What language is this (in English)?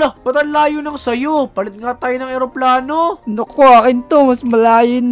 Filipino